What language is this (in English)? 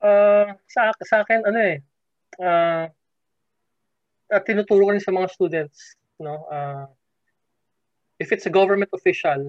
Filipino